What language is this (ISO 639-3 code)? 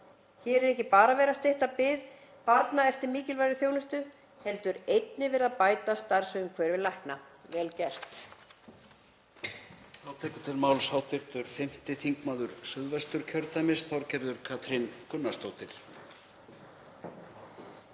isl